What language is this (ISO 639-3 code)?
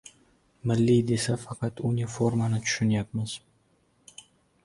uzb